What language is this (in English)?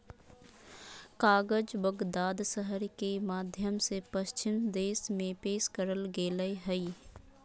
Magahi